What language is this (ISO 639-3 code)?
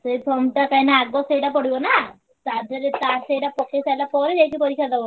ori